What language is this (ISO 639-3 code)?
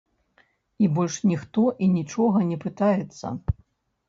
bel